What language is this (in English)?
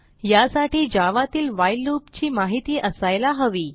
Marathi